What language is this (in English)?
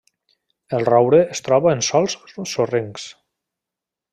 Catalan